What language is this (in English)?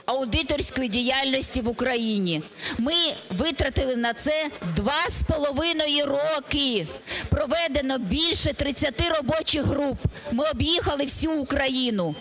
Ukrainian